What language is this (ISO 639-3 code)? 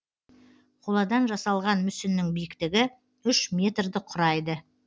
kaz